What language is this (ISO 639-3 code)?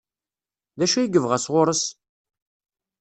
kab